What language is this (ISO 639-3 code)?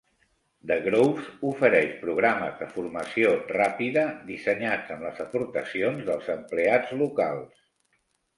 cat